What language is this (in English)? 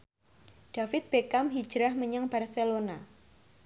Javanese